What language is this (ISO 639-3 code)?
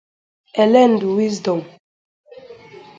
ibo